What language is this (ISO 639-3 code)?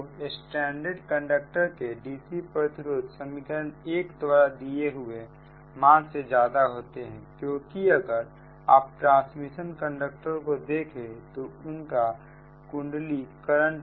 hin